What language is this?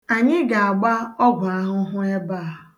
Igbo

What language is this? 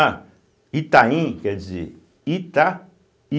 Portuguese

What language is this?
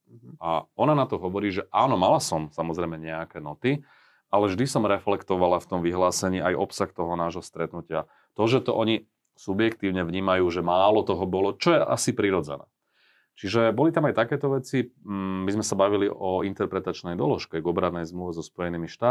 Slovak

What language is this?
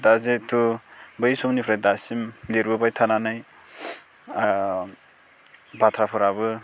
Bodo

